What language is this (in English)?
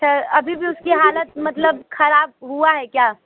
Hindi